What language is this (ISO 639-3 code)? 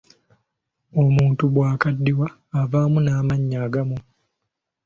lug